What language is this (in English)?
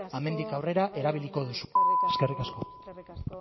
Basque